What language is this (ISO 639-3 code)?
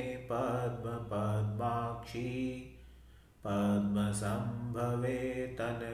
hin